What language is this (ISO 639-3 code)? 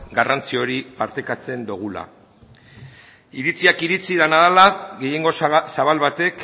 eus